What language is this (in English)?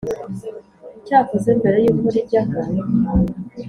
Kinyarwanda